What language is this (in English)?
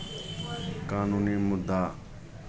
Maithili